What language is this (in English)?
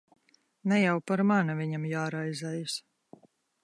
Latvian